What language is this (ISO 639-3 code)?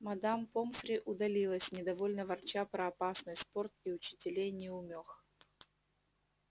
rus